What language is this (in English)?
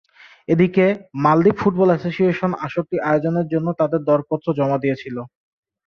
Bangla